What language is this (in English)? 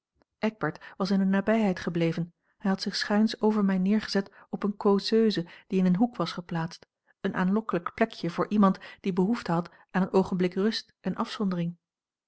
Dutch